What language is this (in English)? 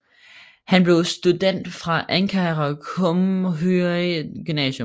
Danish